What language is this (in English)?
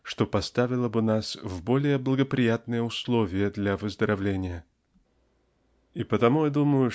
Russian